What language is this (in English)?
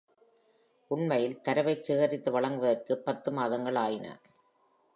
Tamil